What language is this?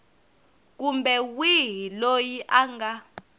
Tsonga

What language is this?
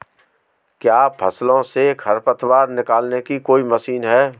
Hindi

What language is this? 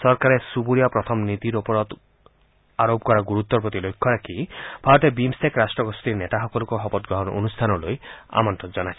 Assamese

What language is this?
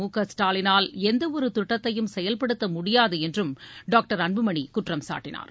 Tamil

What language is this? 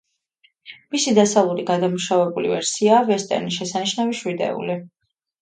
Georgian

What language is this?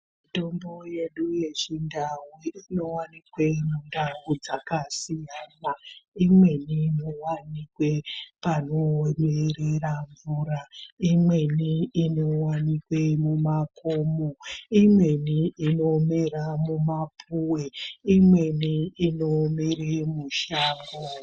Ndau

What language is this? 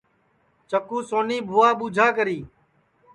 Sansi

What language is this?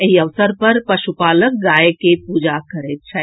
Maithili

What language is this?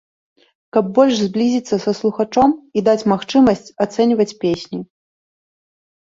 Belarusian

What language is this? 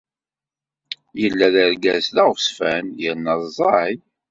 Kabyle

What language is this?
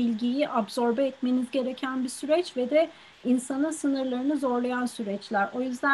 Turkish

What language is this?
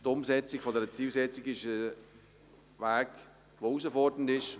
Swiss German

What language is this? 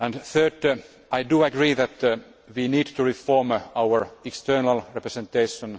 English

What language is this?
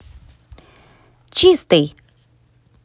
Russian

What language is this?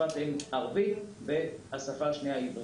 Hebrew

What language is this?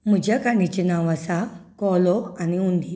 Konkani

